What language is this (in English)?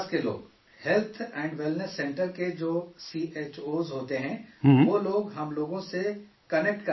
Urdu